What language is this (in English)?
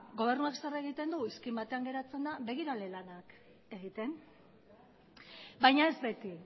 Basque